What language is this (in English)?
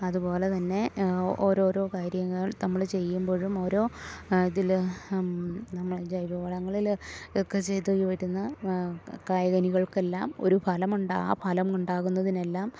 Malayalam